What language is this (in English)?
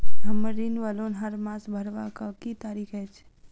Maithili